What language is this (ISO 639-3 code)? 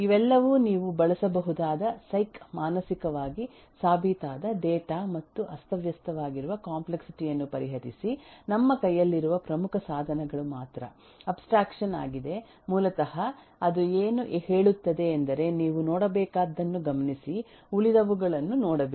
kan